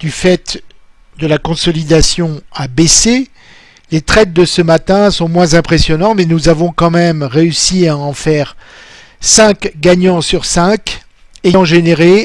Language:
French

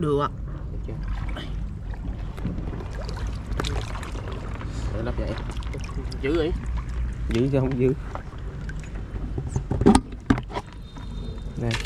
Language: Vietnamese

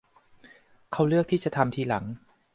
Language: Thai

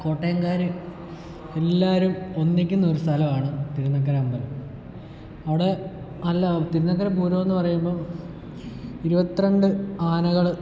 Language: Malayalam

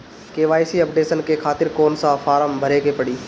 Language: Bhojpuri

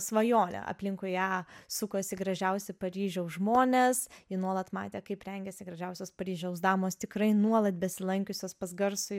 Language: Lithuanian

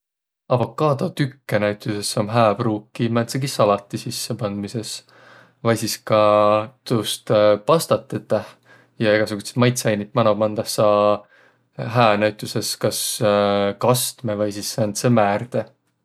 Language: Võro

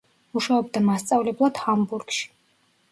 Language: Georgian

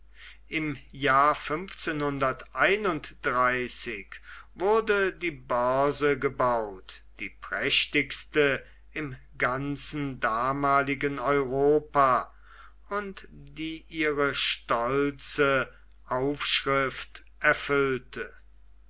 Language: German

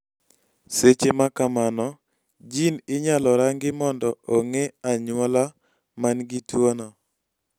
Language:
Luo (Kenya and Tanzania)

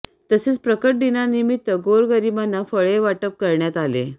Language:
Marathi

